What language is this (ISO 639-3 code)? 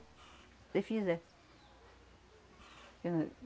por